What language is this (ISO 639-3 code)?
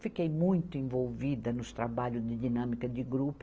por